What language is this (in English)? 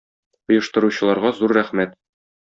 Tatar